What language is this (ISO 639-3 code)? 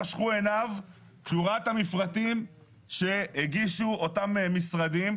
heb